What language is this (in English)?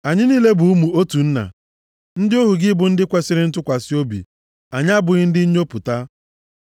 Igbo